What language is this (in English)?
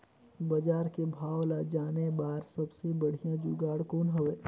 Chhattisgarhi